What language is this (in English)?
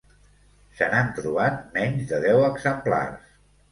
Catalan